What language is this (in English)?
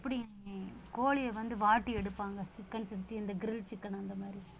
Tamil